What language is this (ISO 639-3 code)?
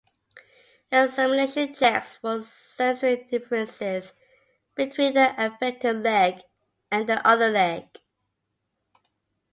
eng